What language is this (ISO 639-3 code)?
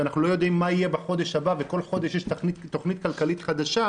heb